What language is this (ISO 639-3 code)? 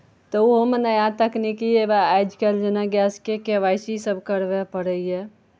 mai